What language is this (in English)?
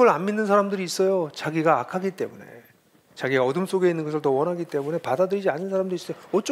Korean